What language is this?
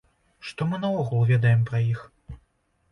Belarusian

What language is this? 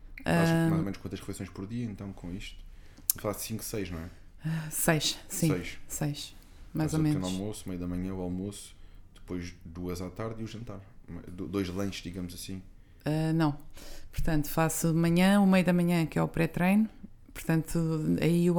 Portuguese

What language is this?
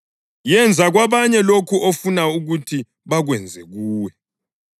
North Ndebele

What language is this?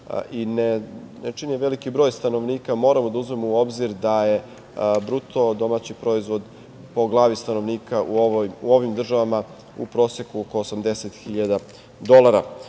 Serbian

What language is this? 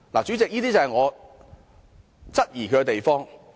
Cantonese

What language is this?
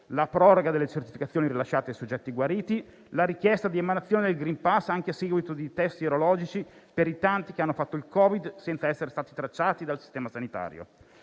Italian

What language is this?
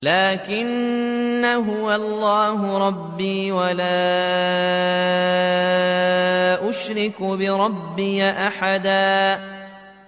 Arabic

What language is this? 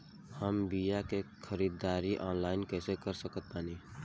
Bhojpuri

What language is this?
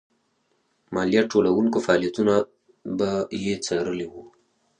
Pashto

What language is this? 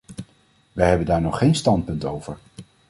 Dutch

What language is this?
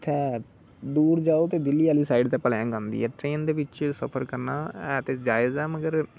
Dogri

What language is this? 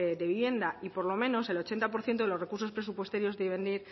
Spanish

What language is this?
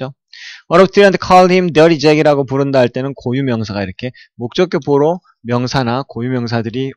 Korean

